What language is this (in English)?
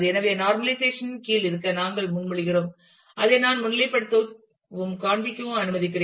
Tamil